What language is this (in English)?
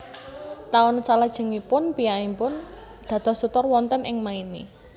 Javanese